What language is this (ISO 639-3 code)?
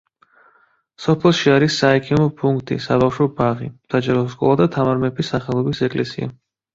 kat